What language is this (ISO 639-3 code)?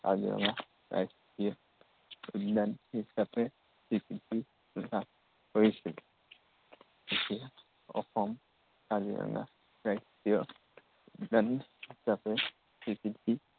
asm